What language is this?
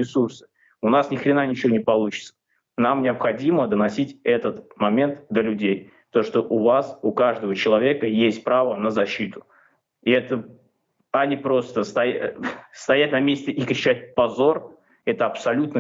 Russian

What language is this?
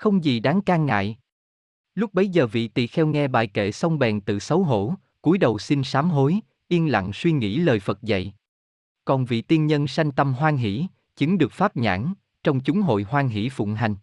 Vietnamese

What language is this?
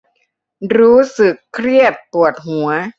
Thai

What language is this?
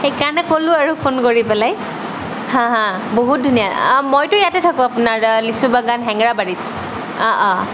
Assamese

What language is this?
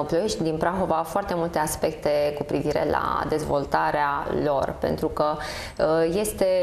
Romanian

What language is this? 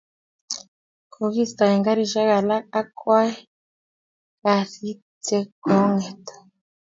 Kalenjin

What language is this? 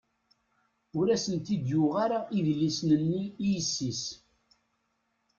Kabyle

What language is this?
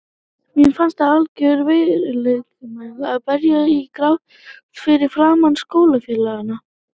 Icelandic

